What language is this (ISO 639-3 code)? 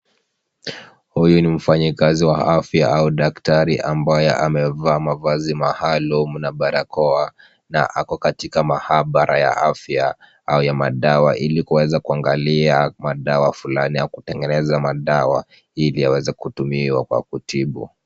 swa